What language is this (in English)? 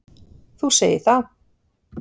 Icelandic